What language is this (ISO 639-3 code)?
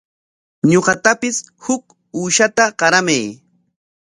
qwa